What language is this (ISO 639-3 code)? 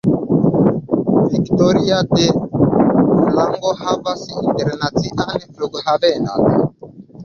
epo